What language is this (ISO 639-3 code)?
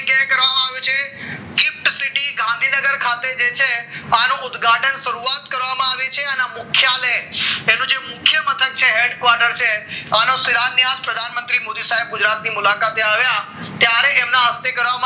guj